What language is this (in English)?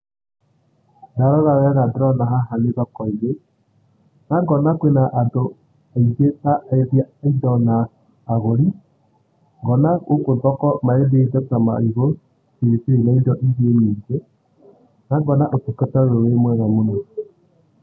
Kikuyu